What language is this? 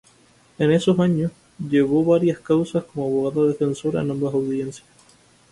Spanish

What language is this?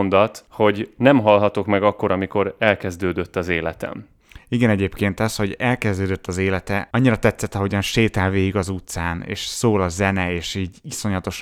Hungarian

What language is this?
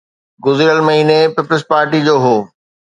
Sindhi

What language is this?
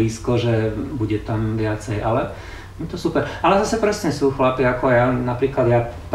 Slovak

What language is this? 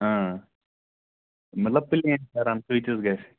Kashmiri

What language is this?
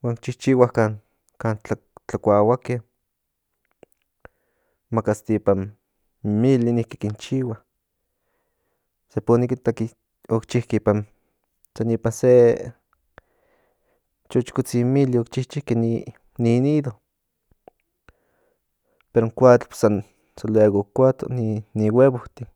Central Nahuatl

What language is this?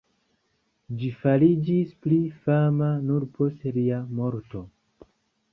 Esperanto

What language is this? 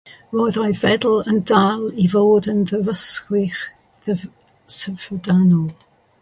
Welsh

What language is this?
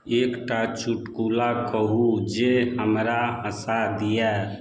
Maithili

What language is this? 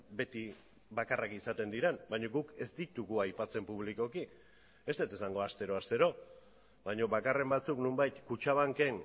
Basque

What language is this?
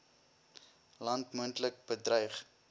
Afrikaans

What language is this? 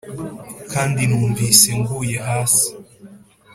Kinyarwanda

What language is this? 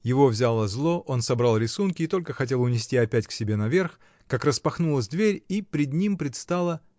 Russian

